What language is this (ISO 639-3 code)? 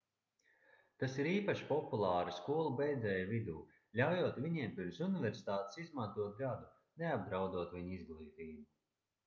lav